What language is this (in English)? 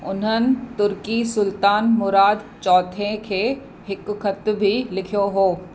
Sindhi